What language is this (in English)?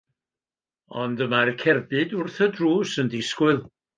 Welsh